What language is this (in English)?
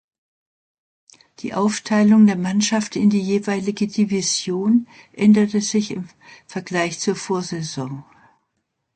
German